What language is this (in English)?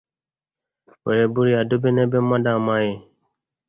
Igbo